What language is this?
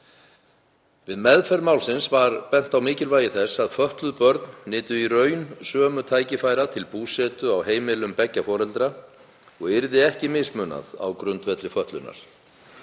Icelandic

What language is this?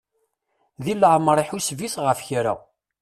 Kabyle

